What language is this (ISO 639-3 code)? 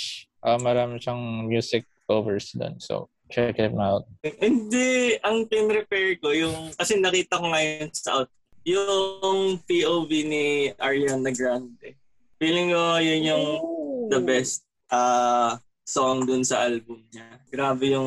fil